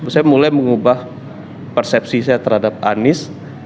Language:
Indonesian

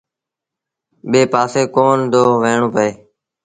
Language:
Sindhi Bhil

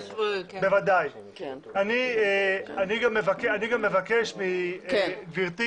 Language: Hebrew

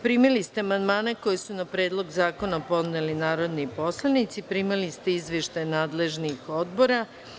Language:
Serbian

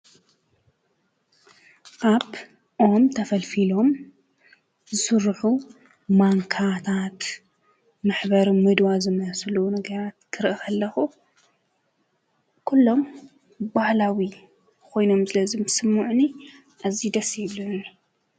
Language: Tigrinya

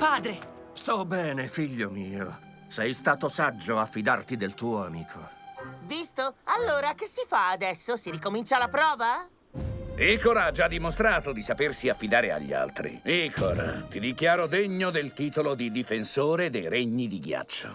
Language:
Italian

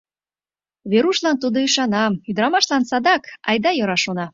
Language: Mari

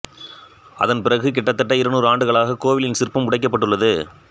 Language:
Tamil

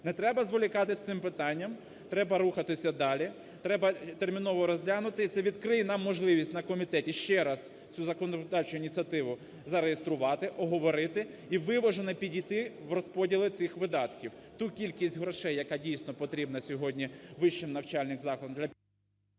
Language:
Ukrainian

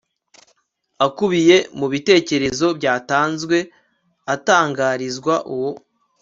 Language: Kinyarwanda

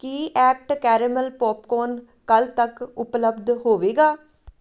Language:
Punjabi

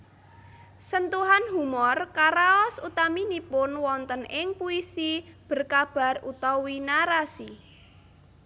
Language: Javanese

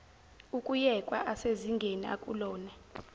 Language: Zulu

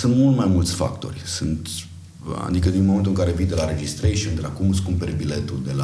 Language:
Romanian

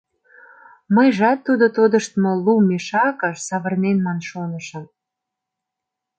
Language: Mari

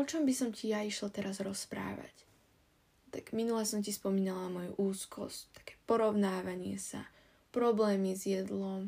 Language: Slovak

